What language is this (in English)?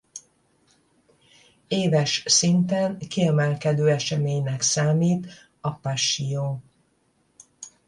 Hungarian